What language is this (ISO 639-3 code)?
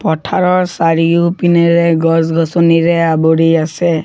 asm